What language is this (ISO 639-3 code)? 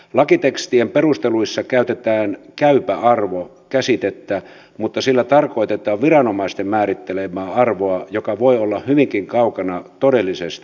fin